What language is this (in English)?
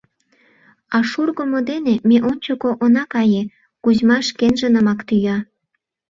Mari